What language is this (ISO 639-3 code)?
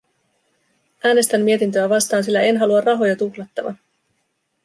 fin